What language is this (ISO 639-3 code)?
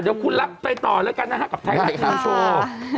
tha